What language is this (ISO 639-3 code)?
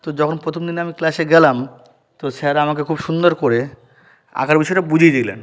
ben